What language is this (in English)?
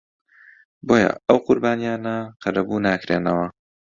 Central Kurdish